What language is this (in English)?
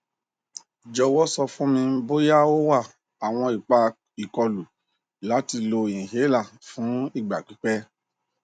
Yoruba